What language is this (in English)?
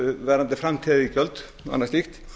Icelandic